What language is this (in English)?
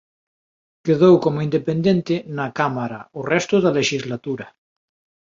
Galician